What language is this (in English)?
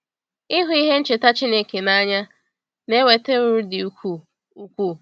Igbo